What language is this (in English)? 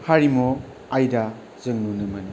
Bodo